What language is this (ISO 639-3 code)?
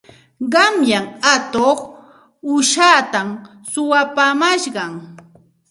qxt